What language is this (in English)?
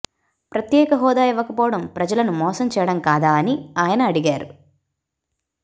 Telugu